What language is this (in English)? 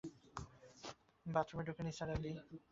Bangla